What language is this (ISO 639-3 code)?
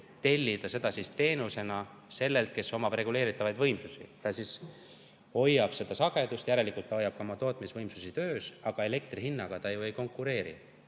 est